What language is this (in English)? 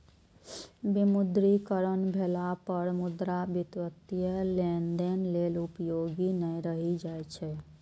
Maithili